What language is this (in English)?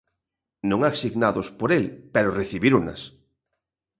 Galician